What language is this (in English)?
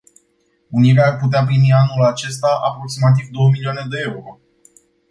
Romanian